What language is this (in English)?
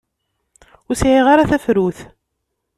Kabyle